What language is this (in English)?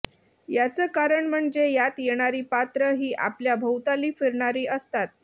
Marathi